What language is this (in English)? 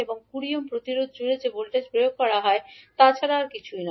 Bangla